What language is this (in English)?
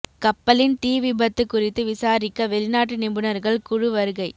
Tamil